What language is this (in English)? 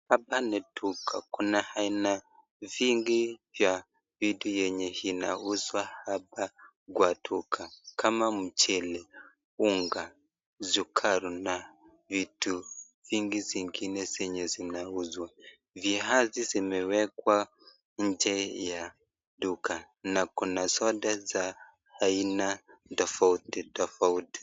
Swahili